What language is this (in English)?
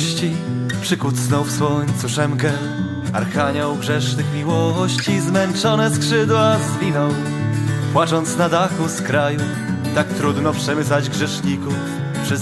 Polish